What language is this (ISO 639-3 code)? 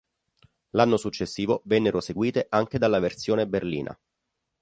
ita